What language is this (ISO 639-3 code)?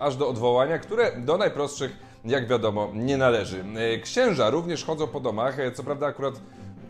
pol